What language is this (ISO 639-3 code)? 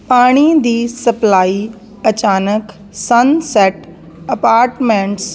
pan